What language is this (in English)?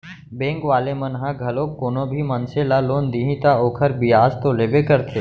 Chhattisgarhi